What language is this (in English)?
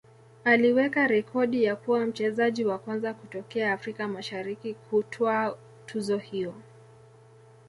Swahili